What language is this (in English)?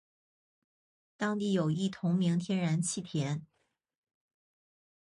Chinese